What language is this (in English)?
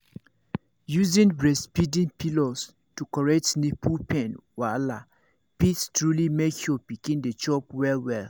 Nigerian Pidgin